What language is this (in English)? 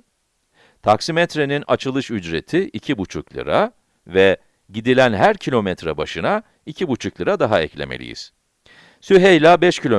Turkish